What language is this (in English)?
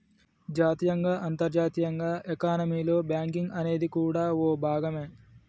Telugu